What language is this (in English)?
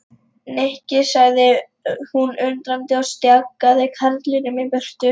Icelandic